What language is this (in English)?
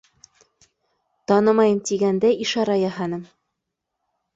Bashkir